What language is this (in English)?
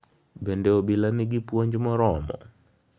Luo (Kenya and Tanzania)